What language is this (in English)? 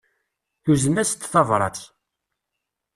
Kabyle